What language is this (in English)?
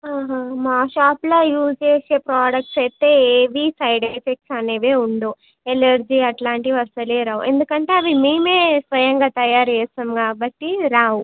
Telugu